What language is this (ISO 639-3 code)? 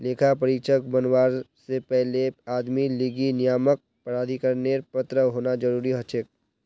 mag